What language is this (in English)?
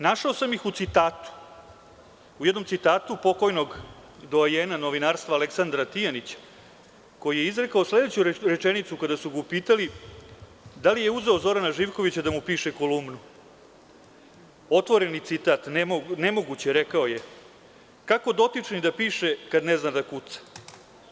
Serbian